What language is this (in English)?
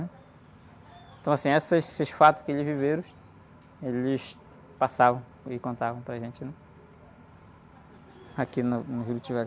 Portuguese